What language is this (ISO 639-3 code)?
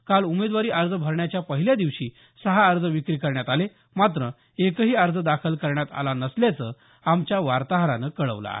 mar